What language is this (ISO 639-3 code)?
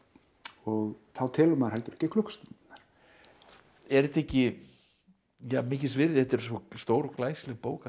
isl